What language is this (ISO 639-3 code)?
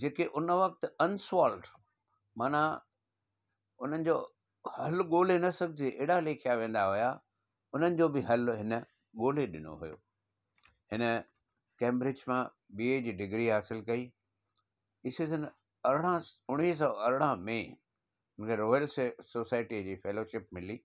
snd